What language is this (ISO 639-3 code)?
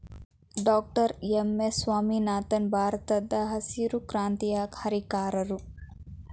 kan